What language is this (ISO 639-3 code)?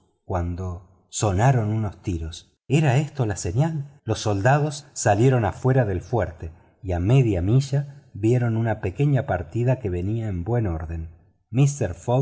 spa